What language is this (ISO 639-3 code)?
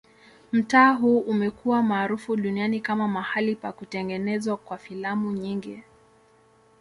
swa